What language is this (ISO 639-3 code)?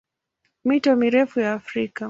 swa